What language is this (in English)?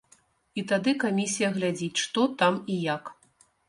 Belarusian